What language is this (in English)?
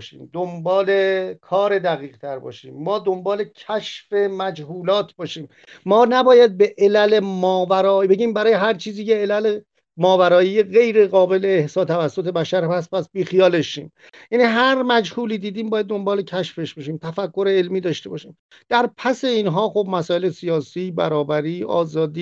Persian